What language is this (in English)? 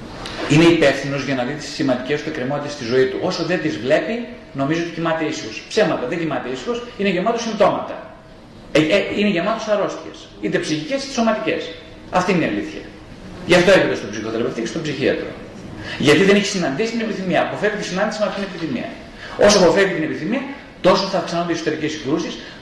Greek